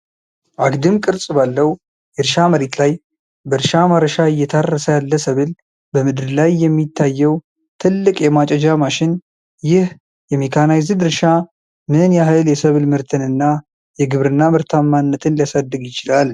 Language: Amharic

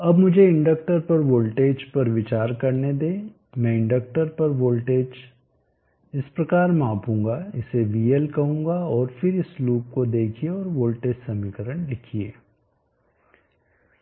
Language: Hindi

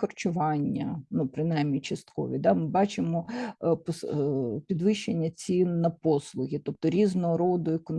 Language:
Ukrainian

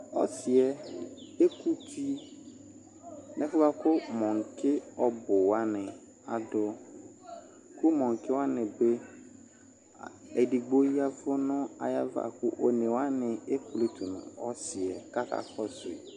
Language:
Ikposo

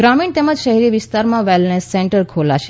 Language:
Gujarati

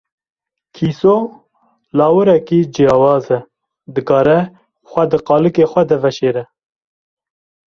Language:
Kurdish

